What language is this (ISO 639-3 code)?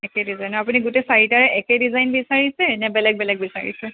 asm